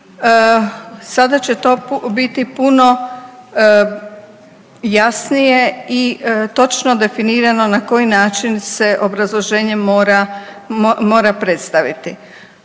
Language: Croatian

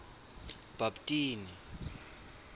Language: Swati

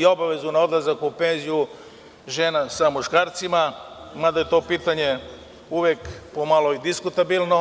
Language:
Serbian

